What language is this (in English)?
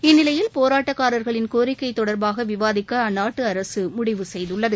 Tamil